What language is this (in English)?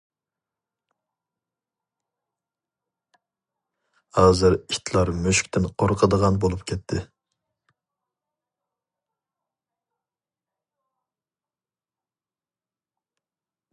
Uyghur